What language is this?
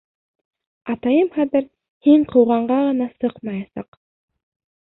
Bashkir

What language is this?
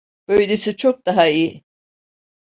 Turkish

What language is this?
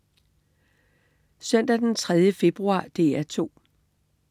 Danish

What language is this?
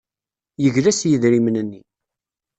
Kabyle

